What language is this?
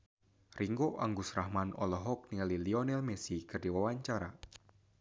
Sundanese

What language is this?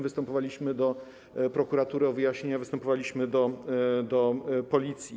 Polish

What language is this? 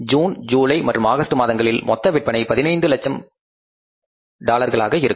Tamil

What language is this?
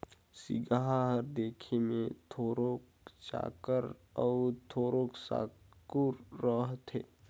Chhattisgarhi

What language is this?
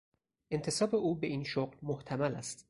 Persian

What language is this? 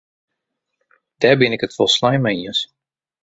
Western Frisian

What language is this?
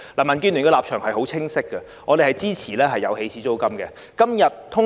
Cantonese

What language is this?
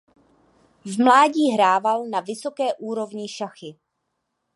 Czech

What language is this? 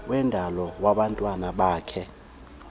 Xhosa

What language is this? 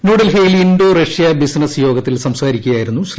Malayalam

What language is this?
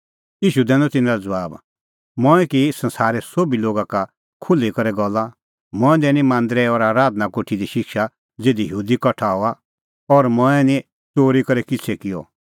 Kullu Pahari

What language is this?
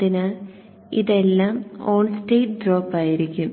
Malayalam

